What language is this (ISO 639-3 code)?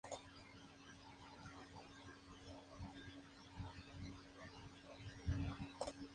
spa